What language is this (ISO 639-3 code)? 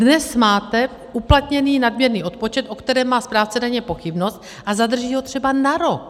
ces